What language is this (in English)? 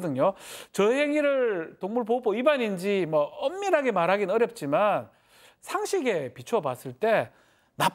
Korean